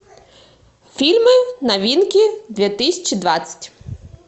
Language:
Russian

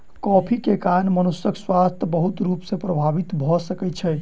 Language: Maithili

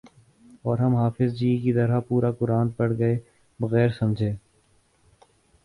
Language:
Urdu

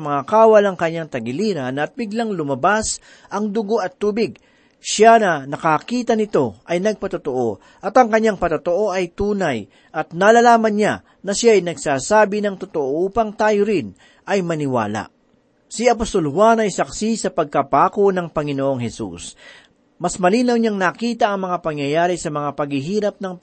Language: Filipino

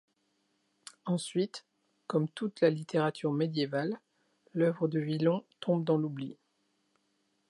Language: French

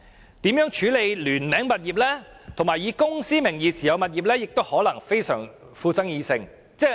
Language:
Cantonese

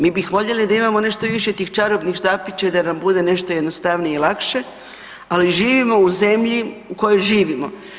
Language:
Croatian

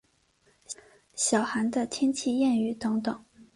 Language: Chinese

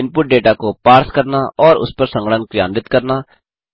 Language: Hindi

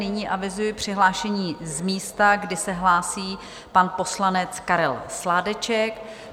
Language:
Czech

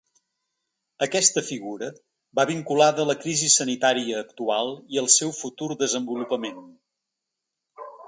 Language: Catalan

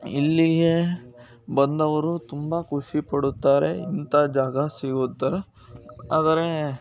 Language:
Kannada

